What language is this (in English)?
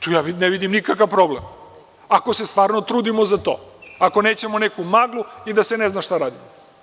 Serbian